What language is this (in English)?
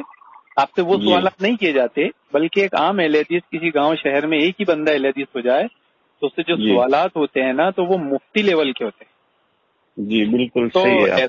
Hindi